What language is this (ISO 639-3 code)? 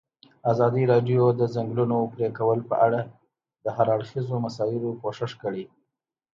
pus